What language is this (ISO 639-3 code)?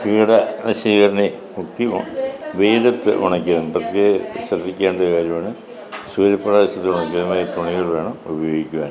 mal